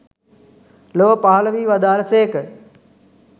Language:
Sinhala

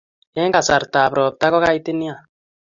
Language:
Kalenjin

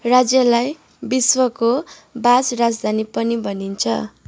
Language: Nepali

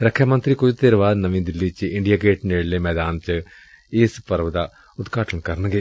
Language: Punjabi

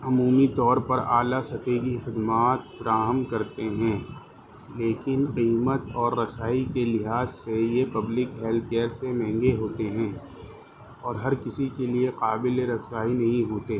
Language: Urdu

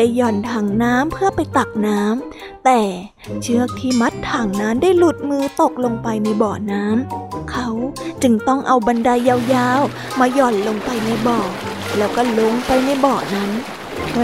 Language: Thai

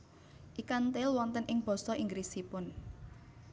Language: Javanese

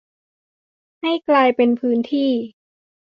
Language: Thai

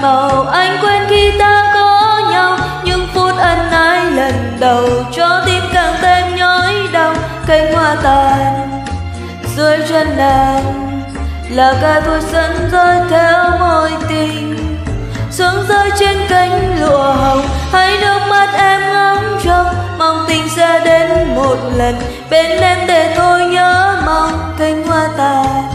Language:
Vietnamese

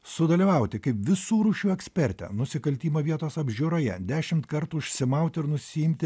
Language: Lithuanian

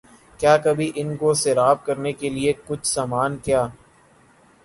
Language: Urdu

